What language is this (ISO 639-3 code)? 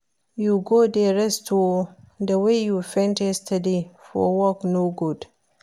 pcm